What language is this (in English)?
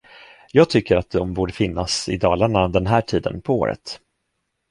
Swedish